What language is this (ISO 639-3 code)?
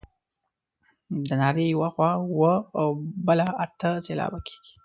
pus